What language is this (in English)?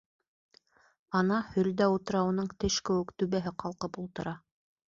Bashkir